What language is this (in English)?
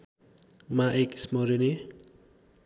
Nepali